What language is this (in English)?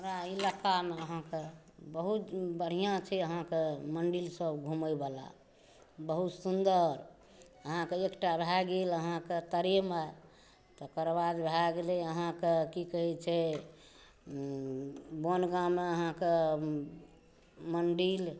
Maithili